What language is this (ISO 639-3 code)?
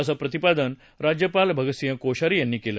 mar